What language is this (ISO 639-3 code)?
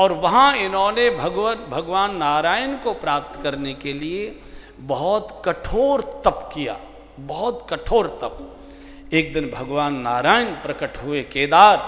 hin